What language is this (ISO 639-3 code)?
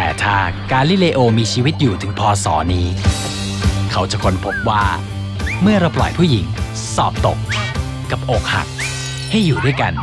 tha